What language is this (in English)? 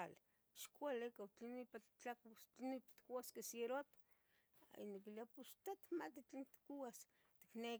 Tetelcingo Nahuatl